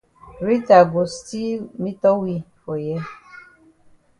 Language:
Cameroon Pidgin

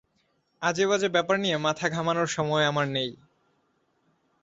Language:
Bangla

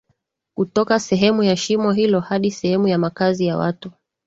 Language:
Swahili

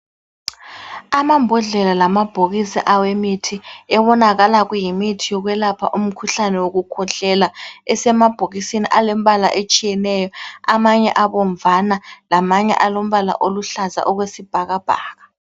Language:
North Ndebele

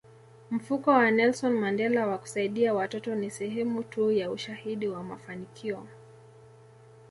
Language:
Swahili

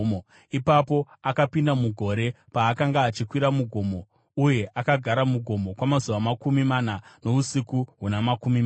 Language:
Shona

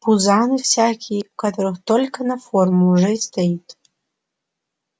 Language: Russian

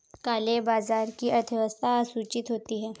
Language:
Hindi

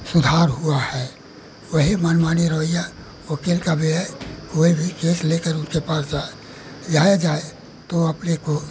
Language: Hindi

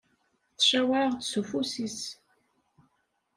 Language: Kabyle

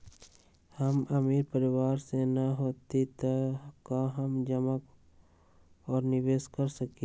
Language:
Magahi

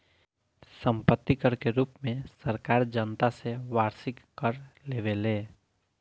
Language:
Bhojpuri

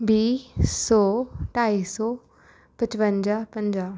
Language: Punjabi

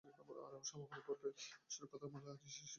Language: Bangla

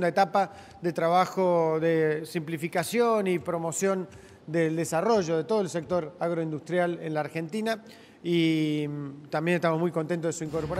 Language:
Spanish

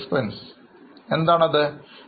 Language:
Malayalam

